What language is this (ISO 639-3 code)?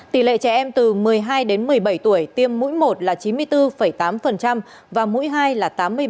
vie